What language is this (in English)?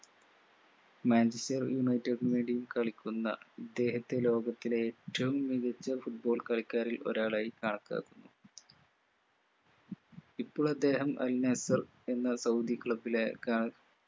Malayalam